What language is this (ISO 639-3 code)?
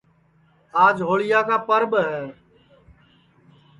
ssi